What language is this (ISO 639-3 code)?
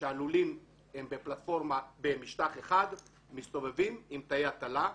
heb